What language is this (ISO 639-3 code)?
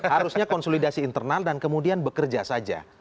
ind